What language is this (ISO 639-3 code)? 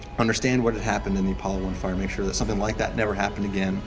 eng